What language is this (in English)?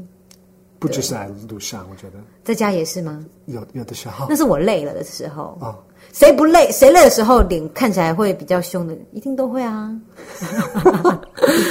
Chinese